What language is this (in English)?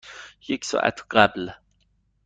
Persian